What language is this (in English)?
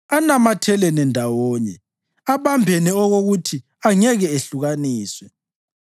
North Ndebele